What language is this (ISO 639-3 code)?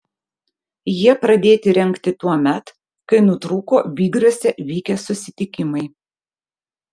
lit